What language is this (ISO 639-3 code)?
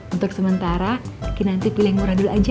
ind